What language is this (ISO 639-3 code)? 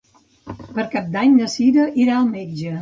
cat